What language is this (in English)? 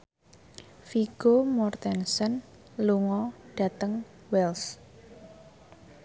Javanese